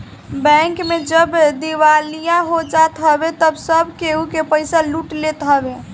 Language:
Bhojpuri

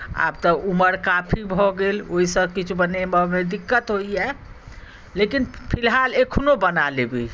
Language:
Maithili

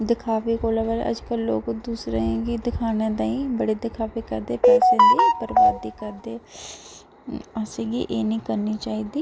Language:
Dogri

